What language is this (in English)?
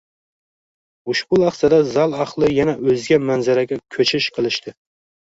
Uzbek